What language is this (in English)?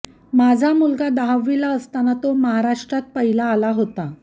Marathi